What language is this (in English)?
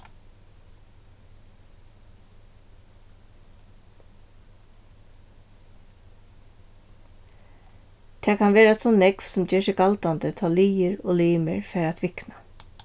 Faroese